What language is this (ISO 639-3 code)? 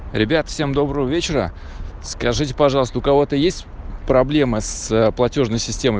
rus